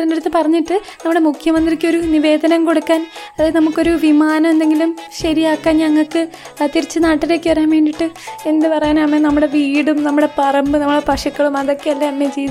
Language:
Malayalam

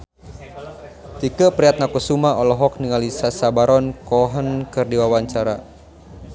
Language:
Sundanese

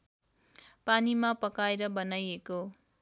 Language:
Nepali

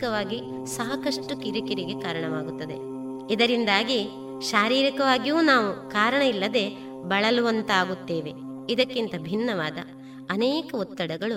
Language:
Kannada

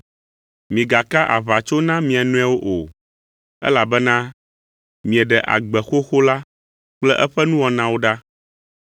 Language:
Ewe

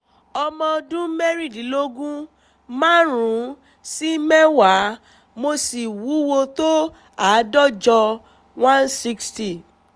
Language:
Yoruba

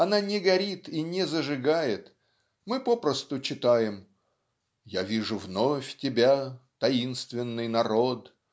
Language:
Russian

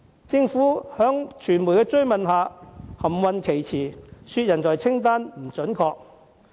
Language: Cantonese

